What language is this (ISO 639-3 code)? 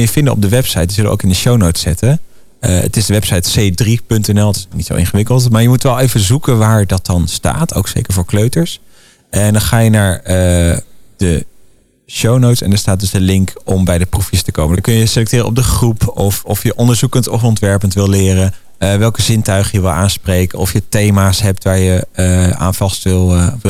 nld